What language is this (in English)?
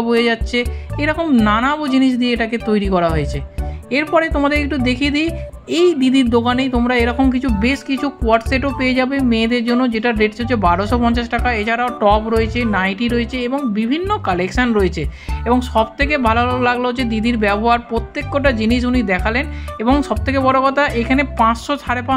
Bangla